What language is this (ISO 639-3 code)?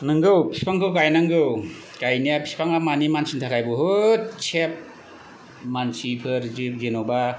brx